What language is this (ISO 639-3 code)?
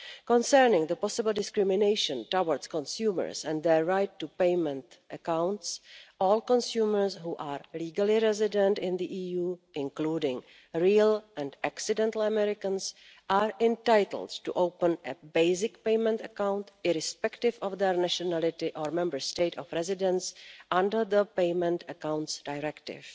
eng